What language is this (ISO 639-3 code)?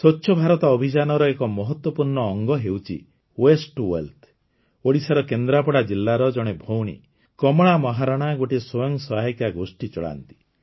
ori